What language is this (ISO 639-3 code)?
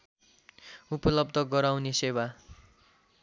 nep